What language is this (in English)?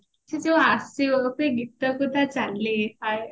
Odia